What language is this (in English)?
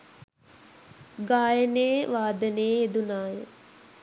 Sinhala